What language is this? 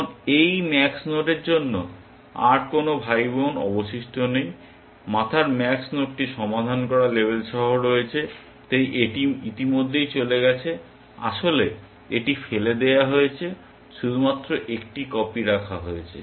Bangla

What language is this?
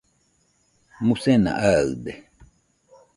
Nüpode Huitoto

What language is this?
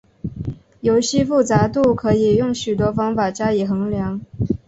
Chinese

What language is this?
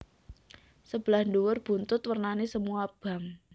Javanese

